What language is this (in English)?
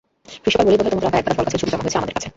Bangla